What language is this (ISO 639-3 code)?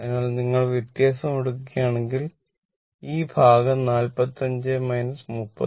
mal